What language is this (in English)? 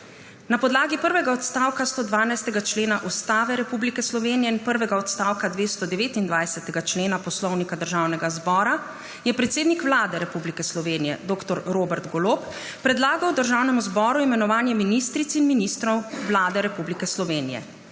Slovenian